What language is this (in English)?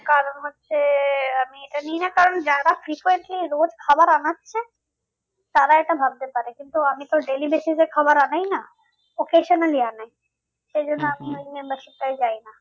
Bangla